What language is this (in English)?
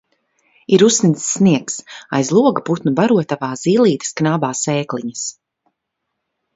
Latvian